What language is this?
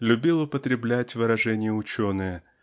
Russian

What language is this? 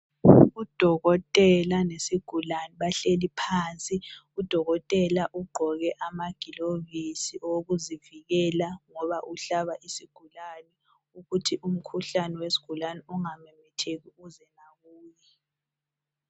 North Ndebele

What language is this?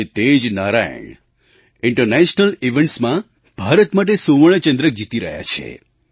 Gujarati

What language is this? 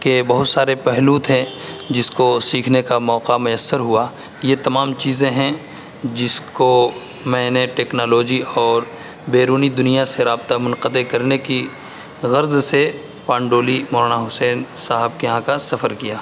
Urdu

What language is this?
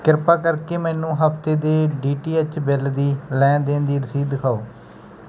Punjabi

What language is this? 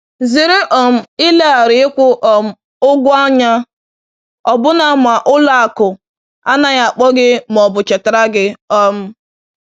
Igbo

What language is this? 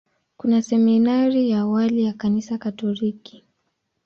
Swahili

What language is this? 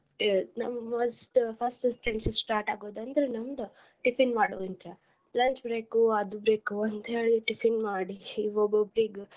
Kannada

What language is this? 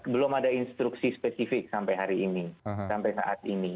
Indonesian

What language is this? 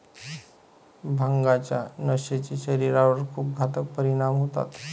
Marathi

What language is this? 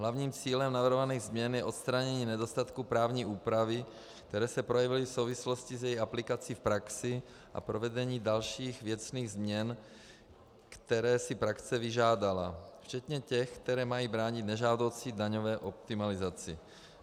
Czech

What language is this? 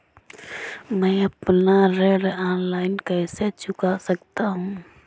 Hindi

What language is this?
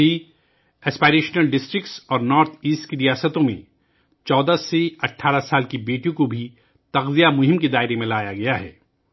Urdu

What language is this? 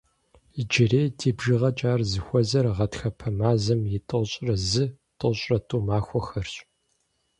Kabardian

